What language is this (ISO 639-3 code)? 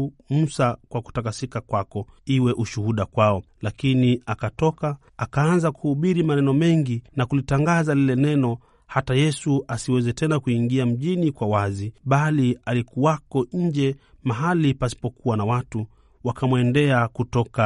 swa